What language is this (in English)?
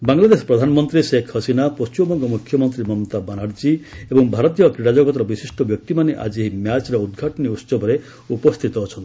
Odia